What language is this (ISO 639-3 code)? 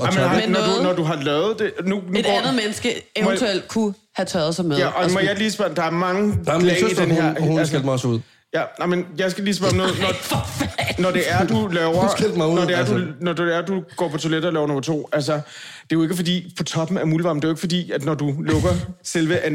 dan